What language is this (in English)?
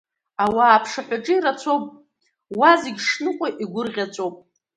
Abkhazian